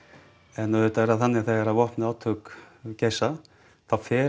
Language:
Icelandic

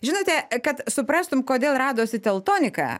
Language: Lithuanian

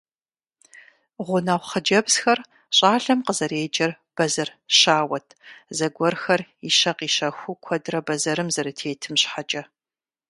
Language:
Kabardian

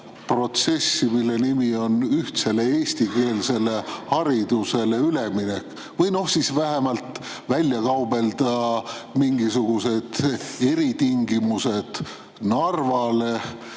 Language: Estonian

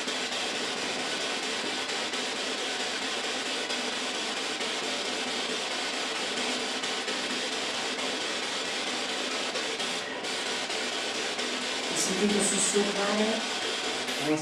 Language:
Italian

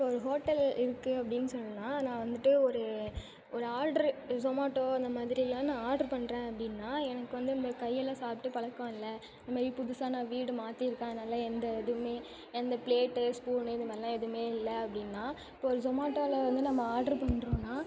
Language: Tamil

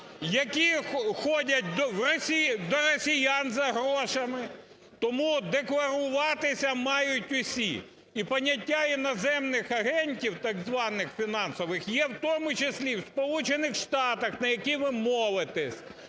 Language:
Ukrainian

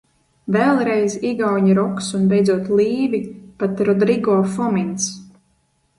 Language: Latvian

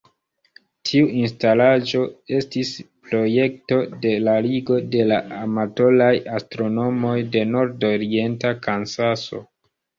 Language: Esperanto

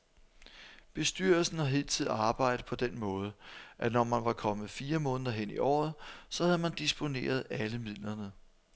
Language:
Danish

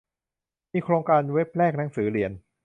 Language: Thai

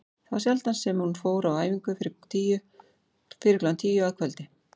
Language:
Icelandic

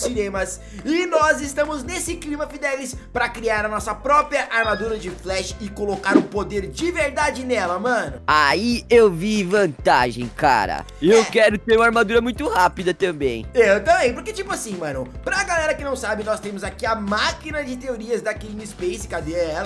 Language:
Portuguese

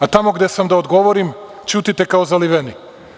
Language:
Serbian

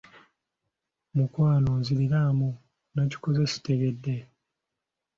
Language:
Ganda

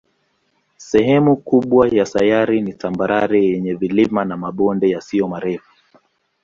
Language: Swahili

